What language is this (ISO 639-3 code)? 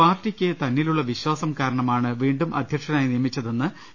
mal